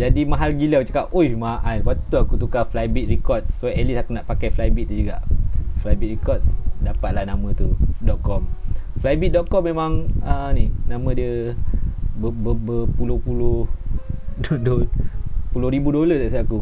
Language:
Malay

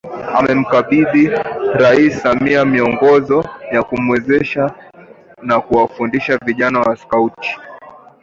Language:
Swahili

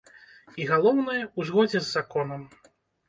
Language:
Belarusian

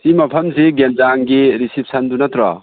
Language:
Manipuri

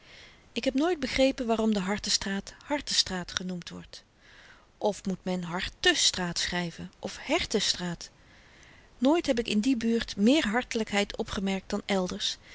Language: Dutch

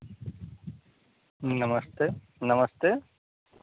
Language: Hindi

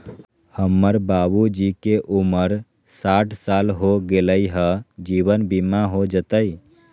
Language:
Magahi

